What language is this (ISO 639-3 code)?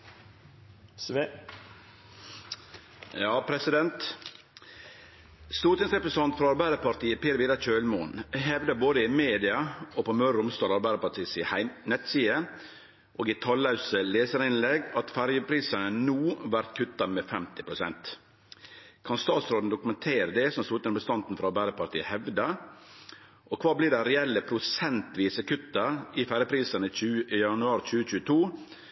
nno